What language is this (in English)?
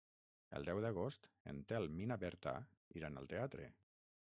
Catalan